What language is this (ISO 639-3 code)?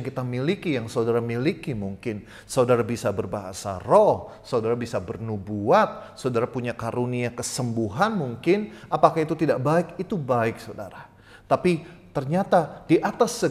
ind